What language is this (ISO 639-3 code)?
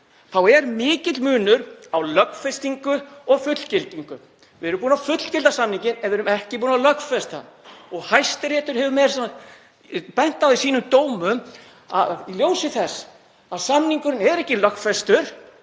isl